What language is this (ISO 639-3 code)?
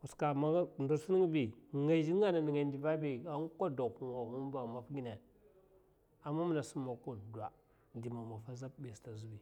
maf